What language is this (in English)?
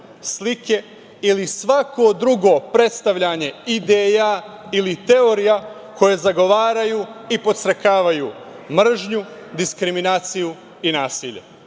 Serbian